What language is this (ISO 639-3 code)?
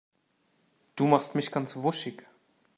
deu